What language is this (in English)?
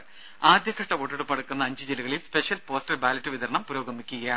Malayalam